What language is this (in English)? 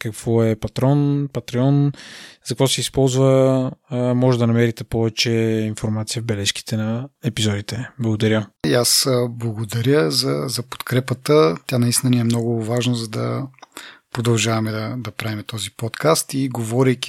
Bulgarian